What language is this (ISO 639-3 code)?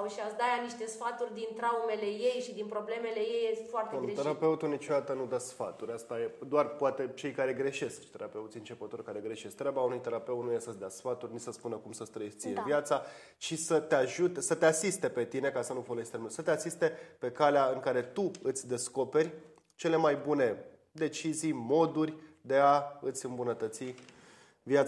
ron